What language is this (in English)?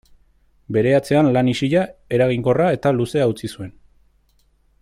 Basque